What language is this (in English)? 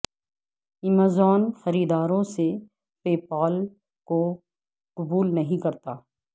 Urdu